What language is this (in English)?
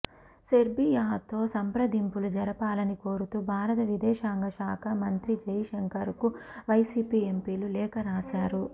Telugu